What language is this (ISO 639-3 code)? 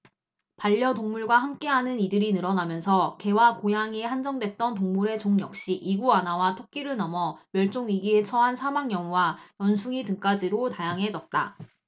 kor